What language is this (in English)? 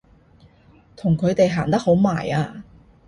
Cantonese